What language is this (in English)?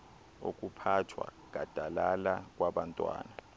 Xhosa